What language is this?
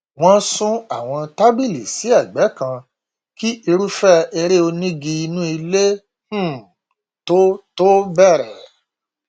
Yoruba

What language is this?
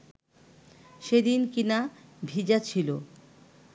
Bangla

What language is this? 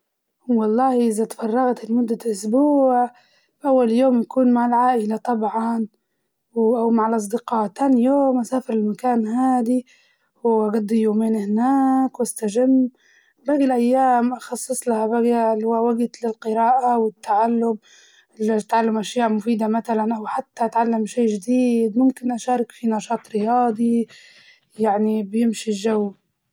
Libyan Arabic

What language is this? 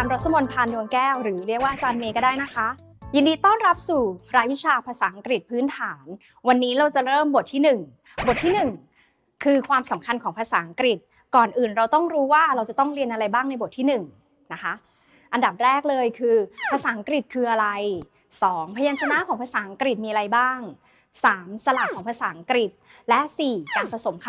Thai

